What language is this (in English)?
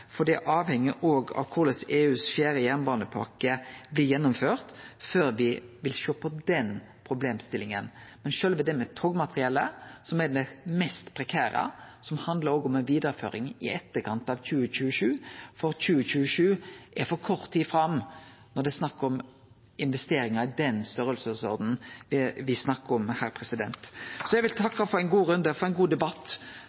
Norwegian Nynorsk